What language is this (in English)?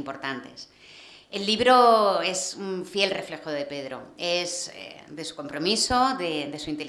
Spanish